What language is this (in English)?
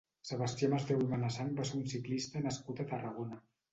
Catalan